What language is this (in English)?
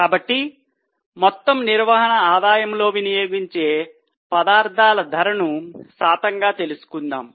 Telugu